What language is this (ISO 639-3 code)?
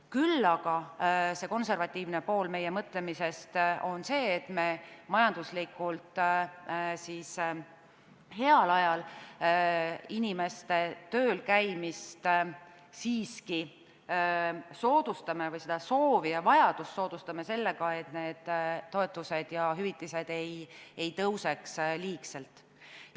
est